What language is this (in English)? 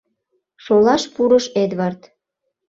Mari